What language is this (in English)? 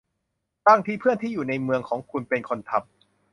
Thai